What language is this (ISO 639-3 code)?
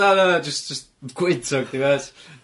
cym